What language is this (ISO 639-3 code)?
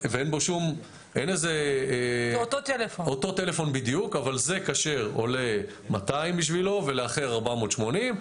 heb